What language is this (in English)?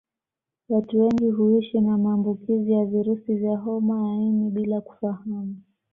Swahili